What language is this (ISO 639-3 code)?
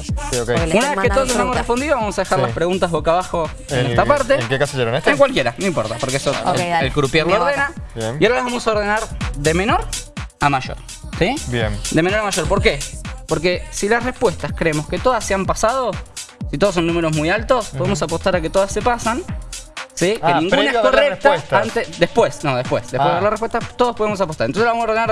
spa